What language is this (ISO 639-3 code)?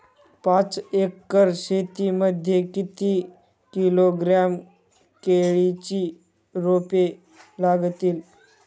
mar